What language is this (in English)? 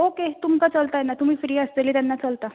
Konkani